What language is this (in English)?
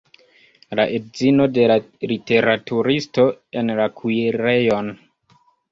Esperanto